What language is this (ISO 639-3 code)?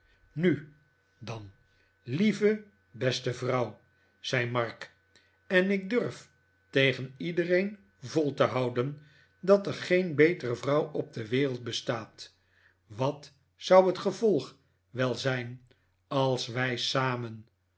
nld